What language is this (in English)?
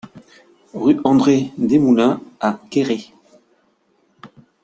French